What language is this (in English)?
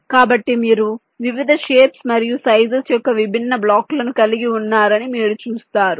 Telugu